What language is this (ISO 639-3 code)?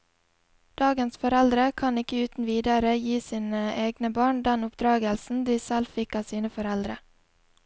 nor